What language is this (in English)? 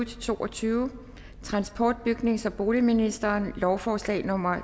Danish